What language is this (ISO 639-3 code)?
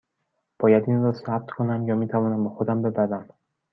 fas